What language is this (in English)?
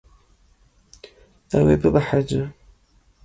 Kurdish